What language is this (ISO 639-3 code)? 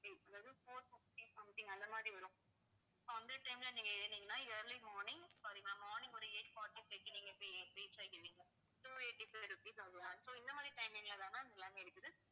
tam